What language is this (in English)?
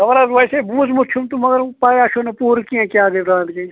Kashmiri